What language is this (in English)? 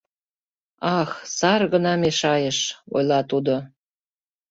Mari